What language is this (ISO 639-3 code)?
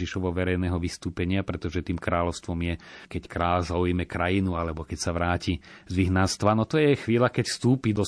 slk